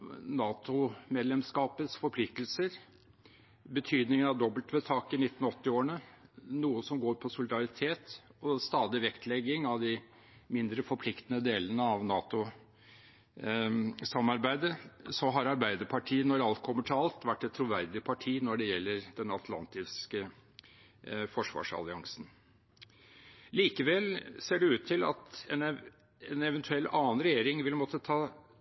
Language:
Norwegian Bokmål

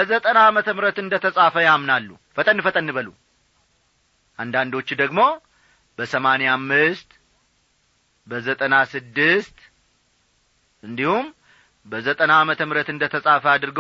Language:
Amharic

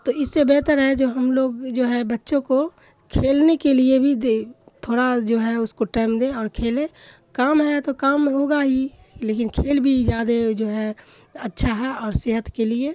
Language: Urdu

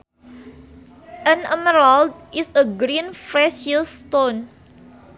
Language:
Sundanese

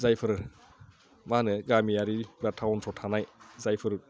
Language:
Bodo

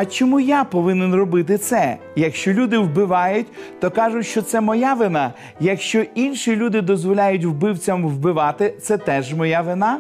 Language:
Ukrainian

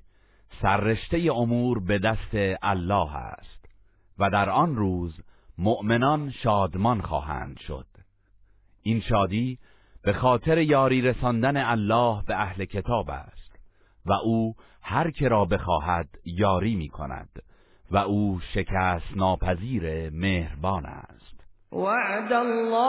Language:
Persian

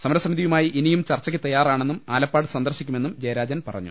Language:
Malayalam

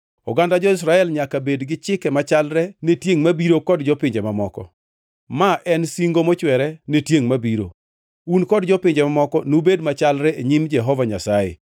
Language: Luo (Kenya and Tanzania)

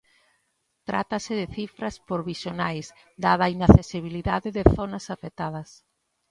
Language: Galician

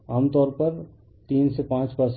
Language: Hindi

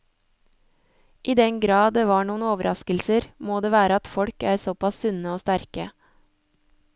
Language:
Norwegian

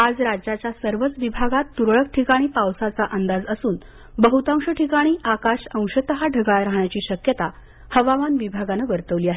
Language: Marathi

